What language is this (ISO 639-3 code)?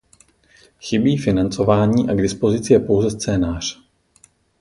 ces